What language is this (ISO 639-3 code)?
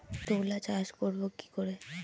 ben